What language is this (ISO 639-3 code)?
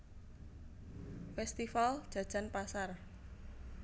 jav